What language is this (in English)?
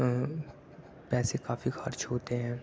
Urdu